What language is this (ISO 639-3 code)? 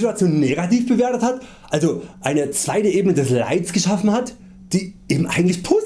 deu